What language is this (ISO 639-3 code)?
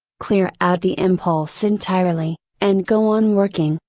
eng